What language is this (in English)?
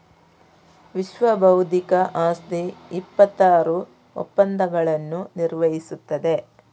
Kannada